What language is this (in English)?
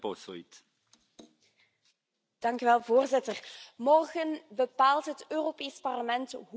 Dutch